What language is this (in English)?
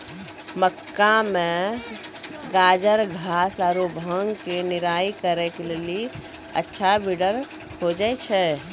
Maithili